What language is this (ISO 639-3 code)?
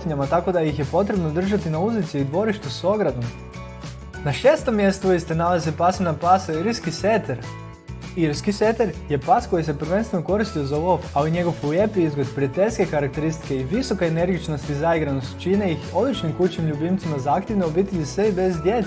hrv